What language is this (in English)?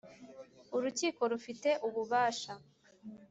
Kinyarwanda